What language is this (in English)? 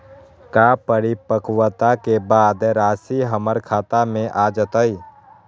Magahi